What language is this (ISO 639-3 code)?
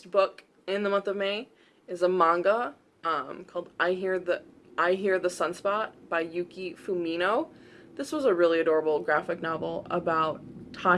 eng